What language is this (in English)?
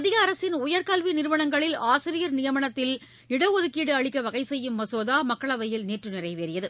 Tamil